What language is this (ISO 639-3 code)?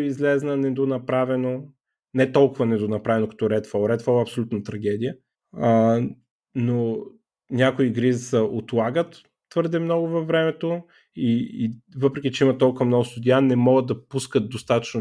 bul